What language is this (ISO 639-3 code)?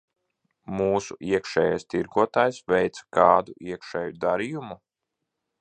lav